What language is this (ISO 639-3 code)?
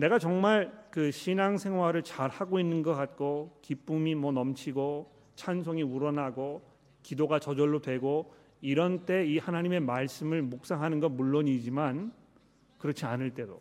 kor